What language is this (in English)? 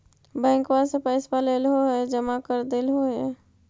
Magahi